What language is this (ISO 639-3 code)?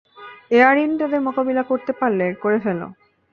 ben